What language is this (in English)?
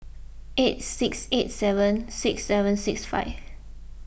English